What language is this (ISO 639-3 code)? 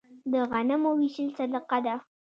pus